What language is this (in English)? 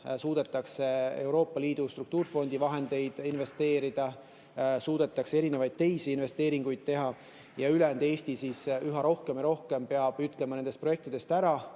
Estonian